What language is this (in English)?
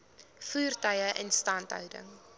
Afrikaans